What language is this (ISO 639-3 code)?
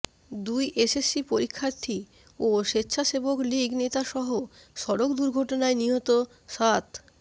ben